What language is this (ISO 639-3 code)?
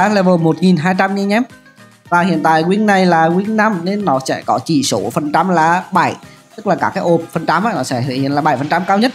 vie